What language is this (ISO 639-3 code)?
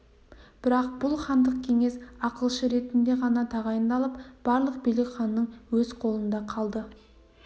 kaz